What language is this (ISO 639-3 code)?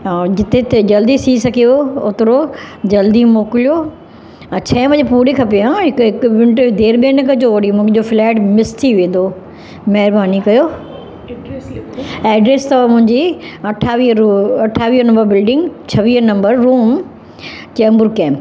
snd